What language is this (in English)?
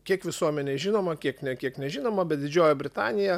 Lithuanian